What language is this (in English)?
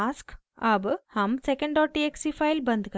Hindi